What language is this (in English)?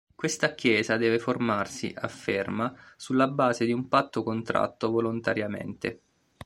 Italian